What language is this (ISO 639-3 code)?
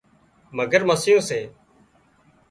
kxp